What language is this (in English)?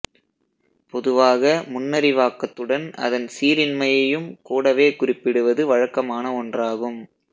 Tamil